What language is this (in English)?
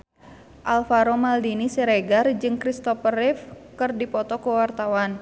Sundanese